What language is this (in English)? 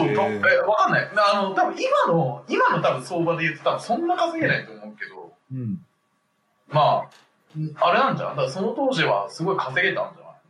Japanese